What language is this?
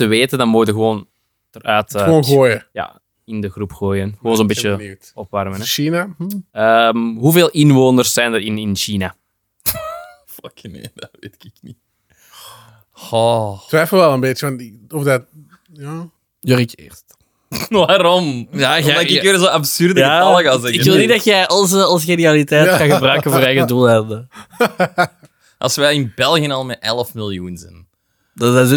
Dutch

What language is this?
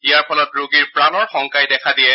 Assamese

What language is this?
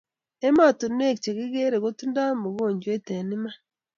Kalenjin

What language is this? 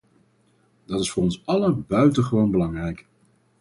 Dutch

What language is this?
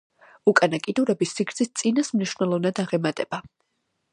Georgian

